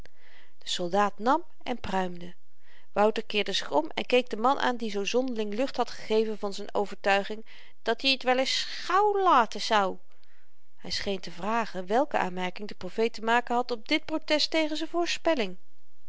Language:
Dutch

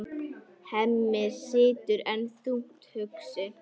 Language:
Icelandic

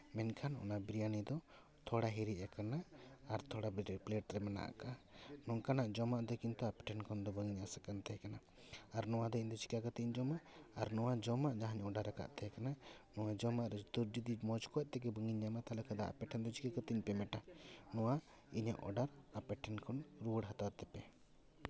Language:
Santali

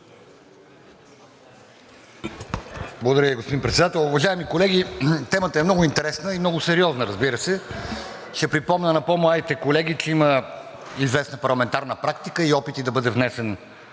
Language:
Bulgarian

